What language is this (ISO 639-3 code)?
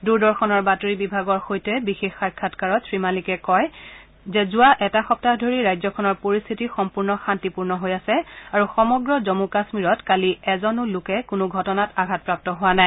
asm